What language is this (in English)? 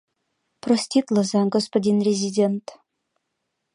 Mari